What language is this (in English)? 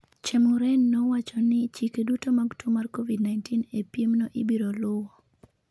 Luo (Kenya and Tanzania)